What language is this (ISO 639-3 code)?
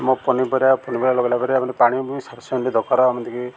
ori